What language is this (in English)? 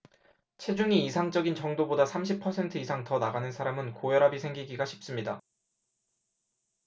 Korean